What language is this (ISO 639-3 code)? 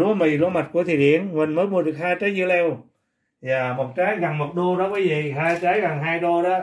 vie